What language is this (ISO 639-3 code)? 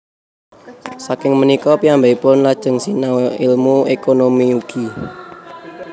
jav